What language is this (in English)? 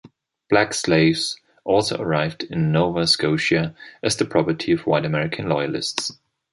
English